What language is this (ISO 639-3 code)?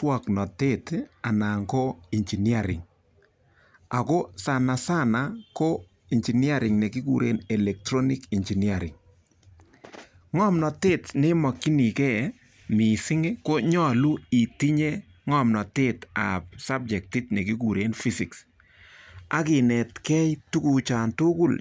kln